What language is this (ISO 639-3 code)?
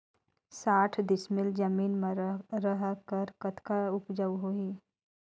hne